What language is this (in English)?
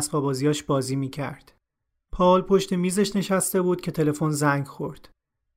Persian